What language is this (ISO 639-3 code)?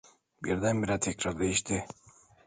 tur